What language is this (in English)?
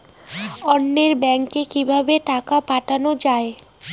Bangla